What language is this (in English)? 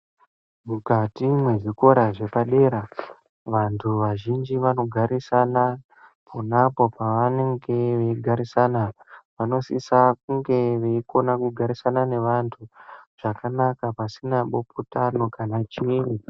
Ndau